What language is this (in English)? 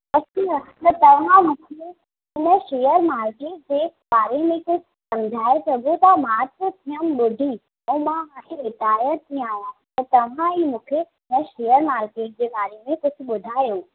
Sindhi